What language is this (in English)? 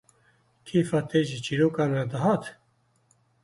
Kurdish